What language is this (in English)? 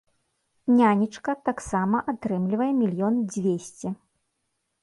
Belarusian